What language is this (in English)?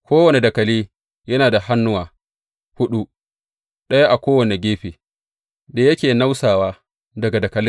Hausa